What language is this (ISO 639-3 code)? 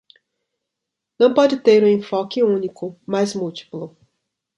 por